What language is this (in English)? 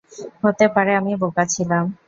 Bangla